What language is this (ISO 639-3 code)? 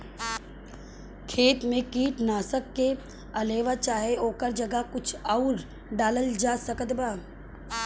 bho